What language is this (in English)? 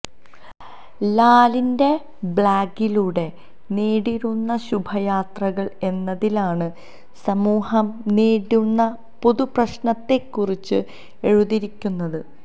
Malayalam